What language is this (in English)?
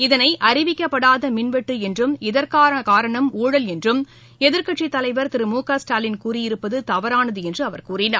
Tamil